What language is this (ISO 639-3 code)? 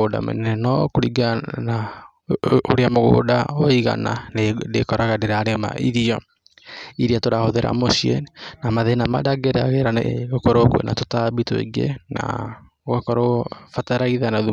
kik